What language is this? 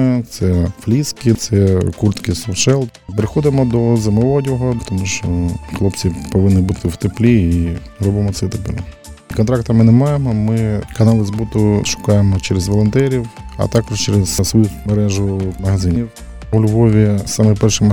Ukrainian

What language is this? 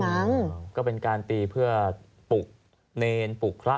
Thai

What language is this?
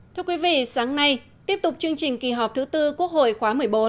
Vietnamese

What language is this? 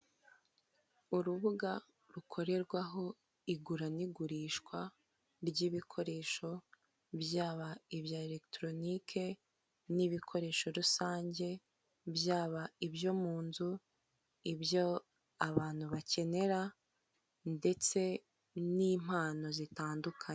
Kinyarwanda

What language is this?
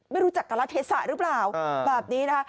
Thai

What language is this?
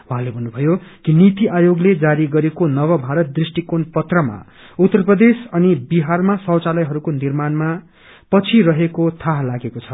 Nepali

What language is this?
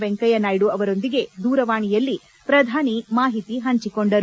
Kannada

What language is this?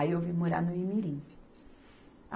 Portuguese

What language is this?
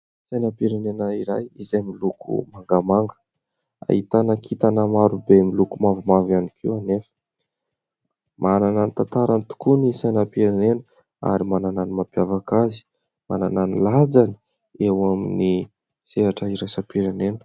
Malagasy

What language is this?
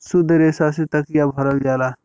Bhojpuri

